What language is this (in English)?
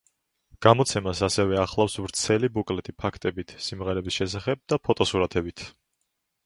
Georgian